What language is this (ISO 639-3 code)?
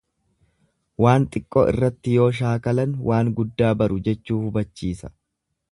orm